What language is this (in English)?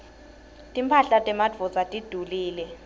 Swati